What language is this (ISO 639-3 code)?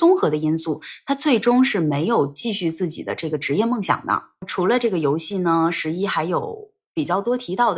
zho